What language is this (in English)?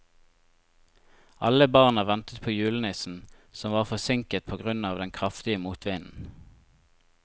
Norwegian